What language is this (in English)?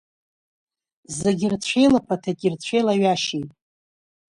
Abkhazian